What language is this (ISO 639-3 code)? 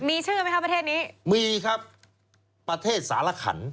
tha